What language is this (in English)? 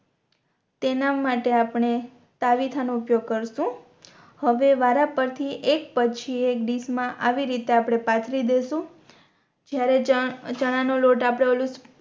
Gujarati